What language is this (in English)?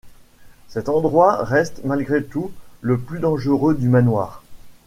French